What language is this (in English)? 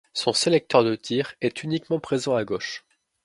French